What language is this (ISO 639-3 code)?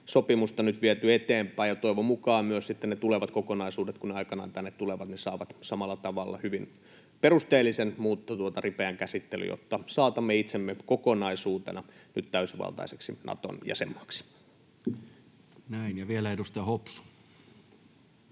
fin